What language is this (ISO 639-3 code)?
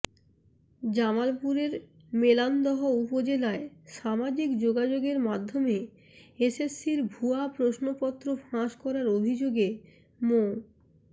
ben